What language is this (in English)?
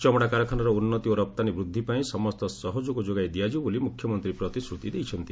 Odia